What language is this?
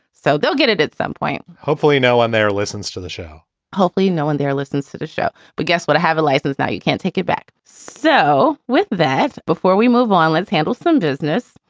English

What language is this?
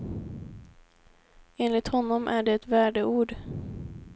Swedish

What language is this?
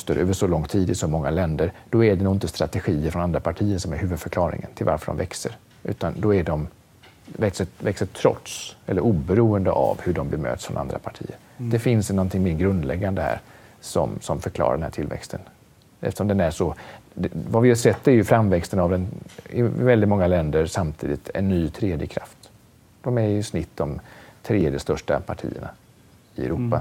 Swedish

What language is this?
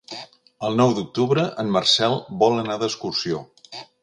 Catalan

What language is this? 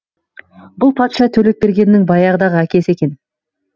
Kazakh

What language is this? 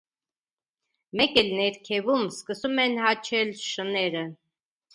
Armenian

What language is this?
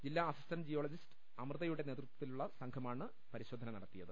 Malayalam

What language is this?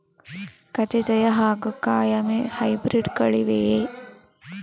Kannada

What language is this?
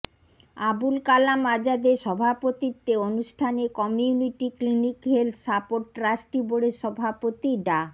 Bangla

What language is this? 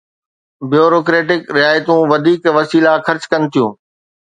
Sindhi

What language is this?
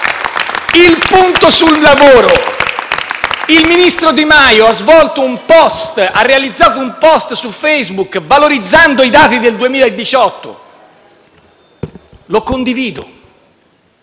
Italian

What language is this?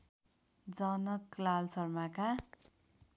Nepali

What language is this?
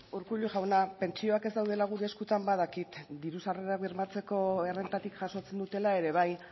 Basque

